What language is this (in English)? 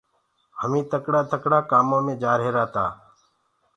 Gurgula